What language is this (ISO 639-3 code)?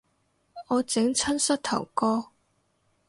yue